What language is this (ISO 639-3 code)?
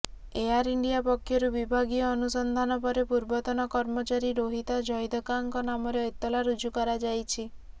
ori